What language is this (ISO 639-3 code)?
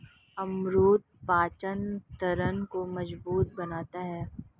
hin